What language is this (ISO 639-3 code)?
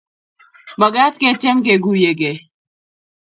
kln